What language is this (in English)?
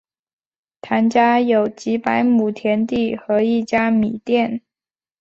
Chinese